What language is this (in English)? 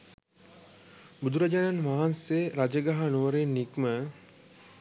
Sinhala